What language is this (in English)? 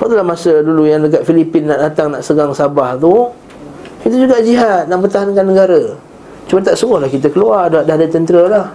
Malay